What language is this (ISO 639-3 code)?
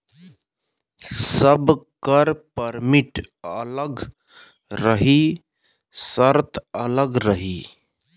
bho